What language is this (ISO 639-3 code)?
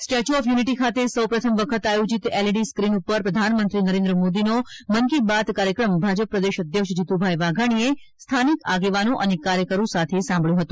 guj